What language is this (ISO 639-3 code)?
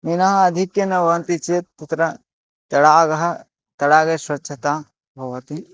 san